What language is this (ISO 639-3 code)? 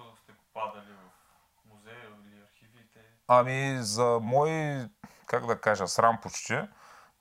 bul